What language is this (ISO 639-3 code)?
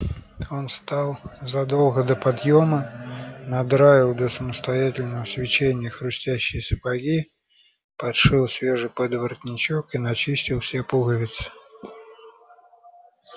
rus